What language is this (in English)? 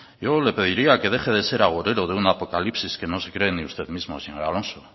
Spanish